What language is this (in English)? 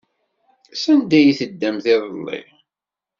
Kabyle